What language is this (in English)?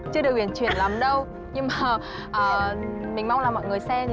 Vietnamese